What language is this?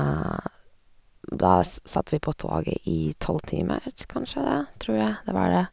Norwegian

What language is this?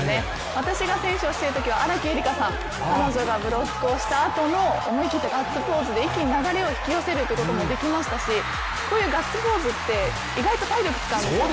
Japanese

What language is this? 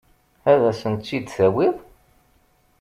Kabyle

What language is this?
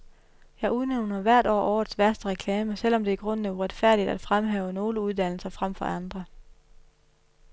Danish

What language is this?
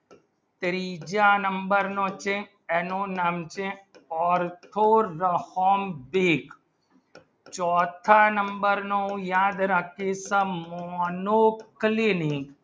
Gujarati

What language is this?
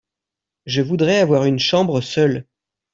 French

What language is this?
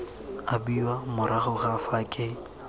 Tswana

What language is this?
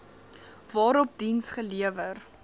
Afrikaans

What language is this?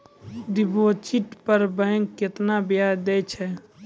Maithili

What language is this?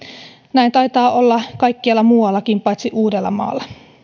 Finnish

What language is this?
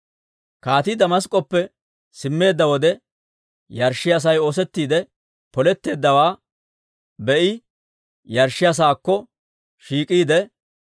Dawro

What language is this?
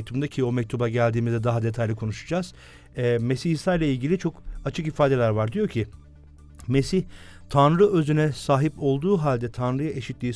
Turkish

